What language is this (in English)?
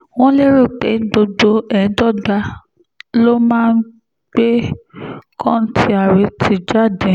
Yoruba